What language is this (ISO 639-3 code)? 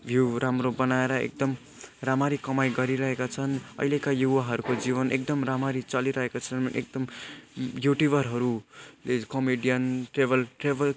nep